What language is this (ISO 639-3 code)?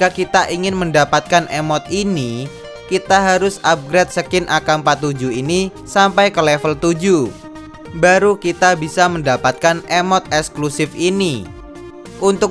ind